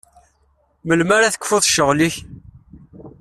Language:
Kabyle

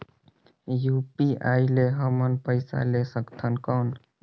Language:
Chhattisgarhi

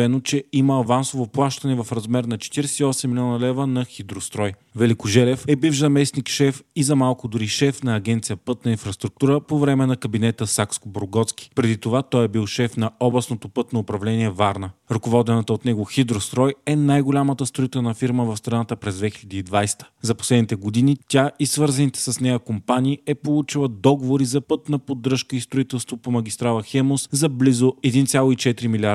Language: Bulgarian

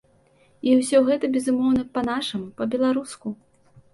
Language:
Belarusian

